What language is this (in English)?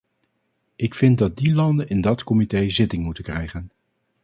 Dutch